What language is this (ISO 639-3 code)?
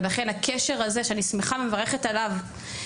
heb